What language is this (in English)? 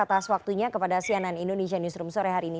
Indonesian